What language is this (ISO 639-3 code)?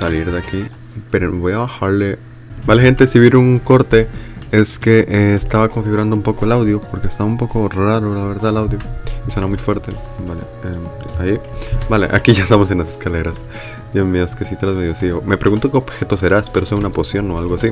spa